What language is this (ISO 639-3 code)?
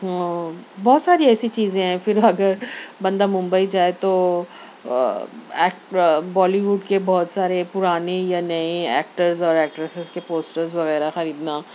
urd